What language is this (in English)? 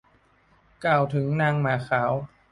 Thai